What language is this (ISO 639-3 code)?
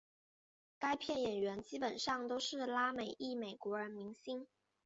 zho